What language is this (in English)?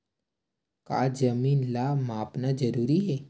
Chhattisgarhi